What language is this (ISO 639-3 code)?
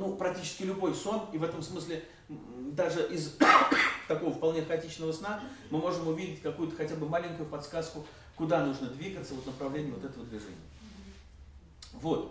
rus